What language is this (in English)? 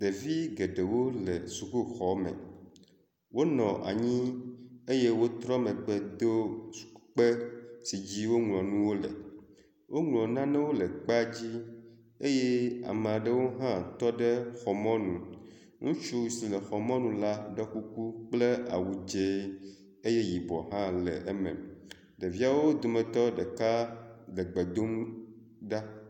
Ewe